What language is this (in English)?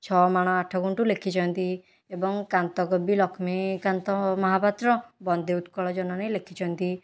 Odia